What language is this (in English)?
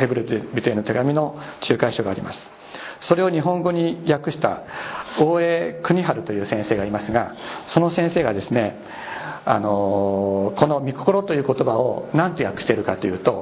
Japanese